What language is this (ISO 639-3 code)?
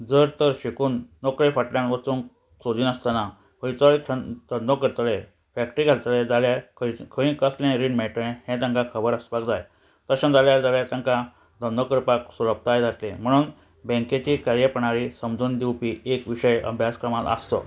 kok